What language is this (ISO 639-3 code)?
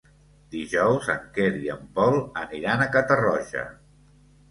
cat